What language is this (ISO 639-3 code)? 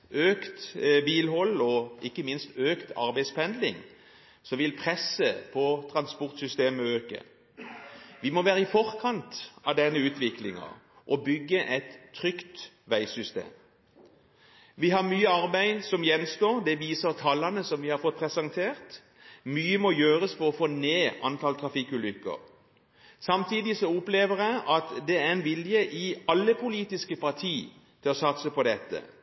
nob